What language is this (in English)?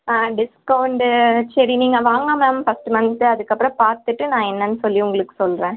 Tamil